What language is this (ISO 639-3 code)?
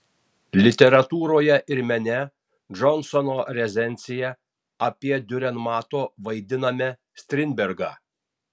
lit